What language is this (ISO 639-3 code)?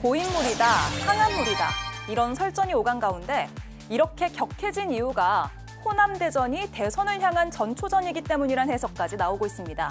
kor